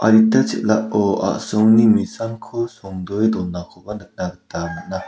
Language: Garo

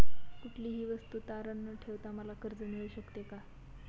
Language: Marathi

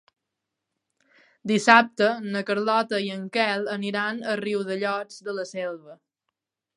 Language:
Catalan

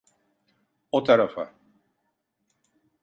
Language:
Turkish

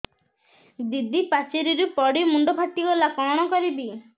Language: Odia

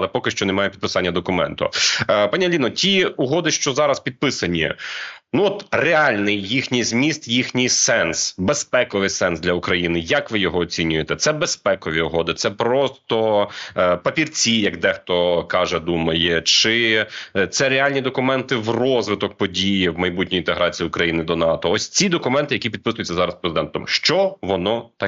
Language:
Ukrainian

